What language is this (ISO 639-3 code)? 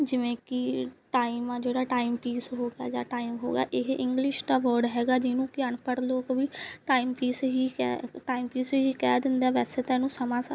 pan